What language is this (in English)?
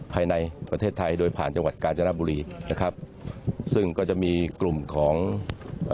Thai